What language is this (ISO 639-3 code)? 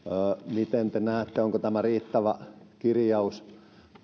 fin